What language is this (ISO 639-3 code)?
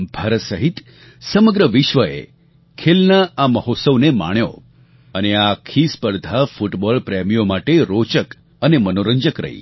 guj